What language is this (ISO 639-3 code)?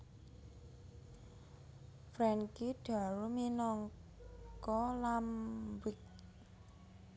jav